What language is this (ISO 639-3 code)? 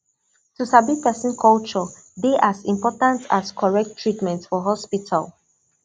pcm